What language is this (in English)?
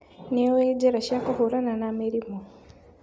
Kikuyu